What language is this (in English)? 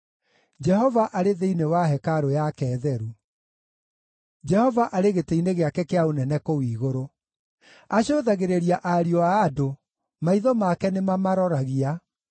Kikuyu